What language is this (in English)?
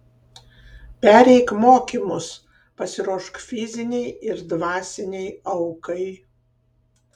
Lithuanian